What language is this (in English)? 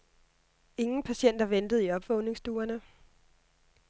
Danish